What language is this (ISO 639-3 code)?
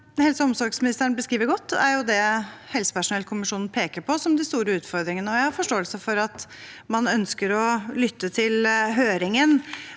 nor